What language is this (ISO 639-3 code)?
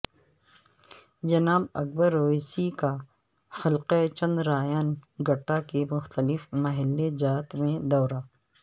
urd